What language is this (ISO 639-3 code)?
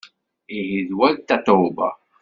kab